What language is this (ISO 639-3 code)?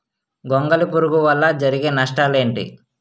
tel